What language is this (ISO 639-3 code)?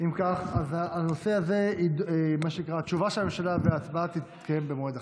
heb